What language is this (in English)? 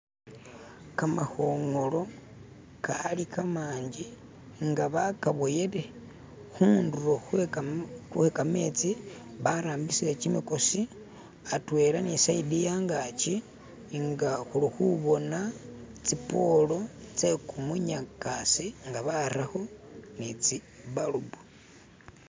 Masaaba